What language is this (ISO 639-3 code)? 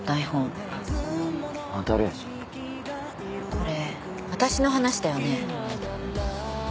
jpn